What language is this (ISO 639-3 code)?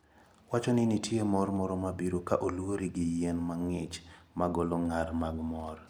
luo